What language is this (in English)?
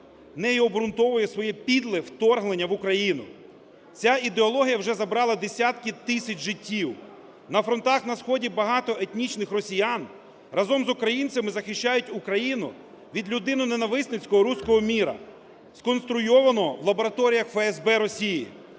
Ukrainian